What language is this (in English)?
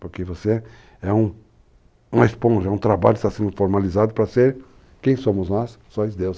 Portuguese